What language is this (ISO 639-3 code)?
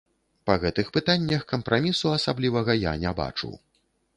bel